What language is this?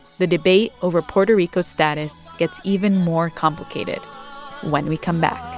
English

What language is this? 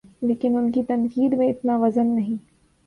Urdu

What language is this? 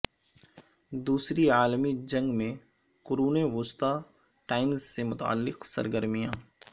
Urdu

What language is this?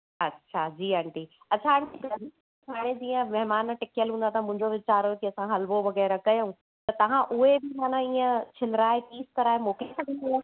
Sindhi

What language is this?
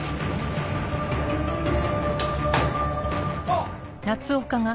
Japanese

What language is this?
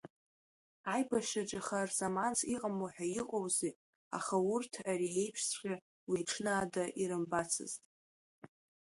Abkhazian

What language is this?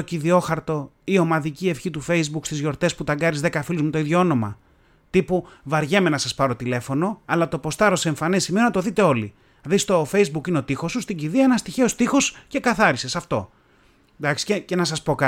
Greek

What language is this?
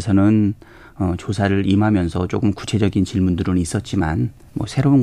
Korean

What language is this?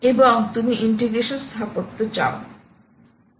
Bangla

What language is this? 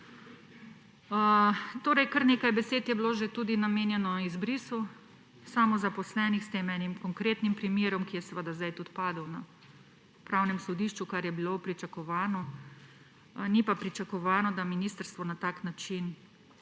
Slovenian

